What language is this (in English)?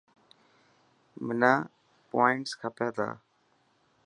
Dhatki